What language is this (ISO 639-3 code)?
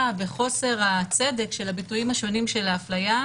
heb